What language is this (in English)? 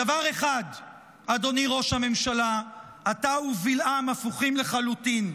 Hebrew